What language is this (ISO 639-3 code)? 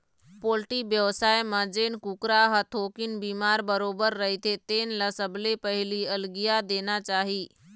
hne